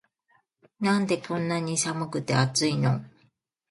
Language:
Japanese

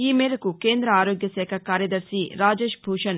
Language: Telugu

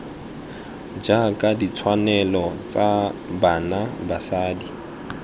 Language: Tswana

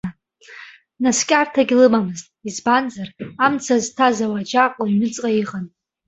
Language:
Abkhazian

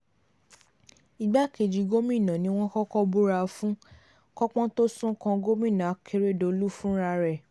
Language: Yoruba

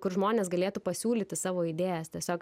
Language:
Lithuanian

